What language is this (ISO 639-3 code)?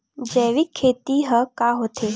hne